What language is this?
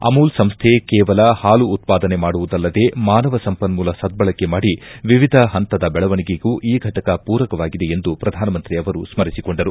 Kannada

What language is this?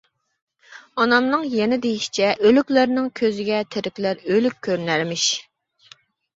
Uyghur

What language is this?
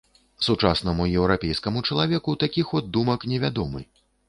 Belarusian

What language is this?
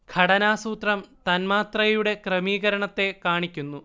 Malayalam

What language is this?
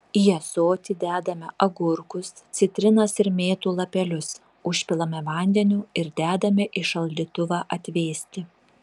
Lithuanian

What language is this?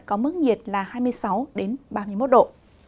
Vietnamese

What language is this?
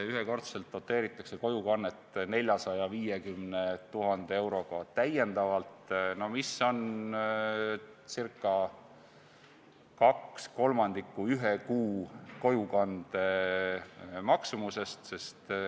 Estonian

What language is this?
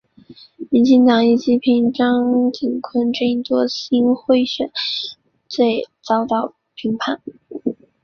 Chinese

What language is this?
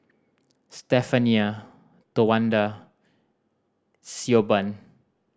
English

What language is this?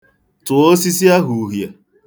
Igbo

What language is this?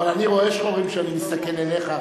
Hebrew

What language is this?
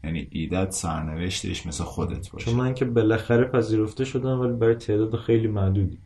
Persian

